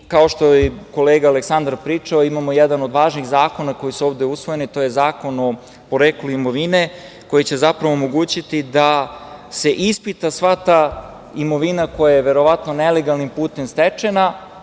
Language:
Serbian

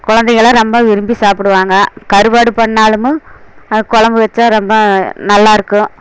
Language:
Tamil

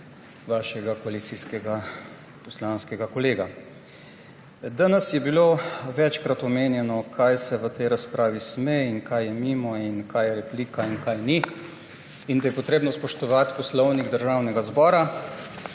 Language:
Slovenian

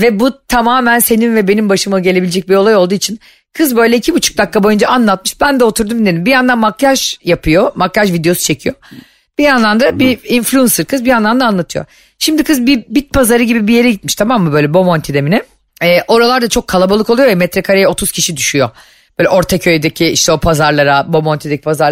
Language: Turkish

